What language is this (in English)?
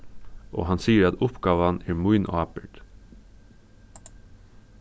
Faroese